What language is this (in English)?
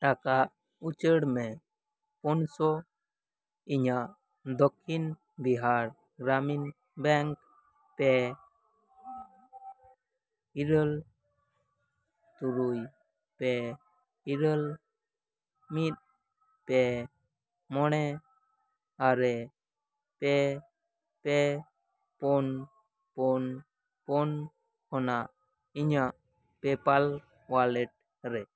Santali